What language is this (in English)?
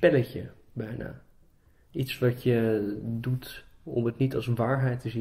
Dutch